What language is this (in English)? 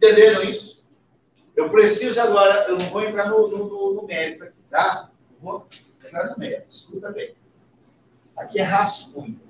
Portuguese